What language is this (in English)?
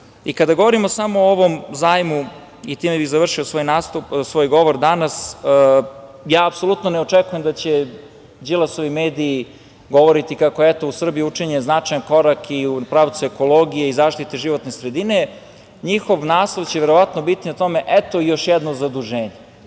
Serbian